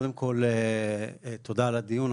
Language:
Hebrew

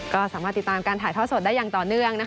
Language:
Thai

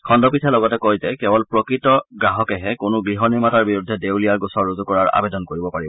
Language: Assamese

